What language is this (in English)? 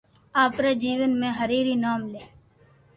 Loarki